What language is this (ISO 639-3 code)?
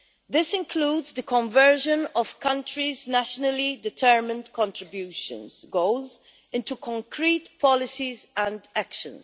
eng